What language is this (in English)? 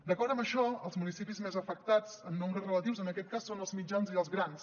Catalan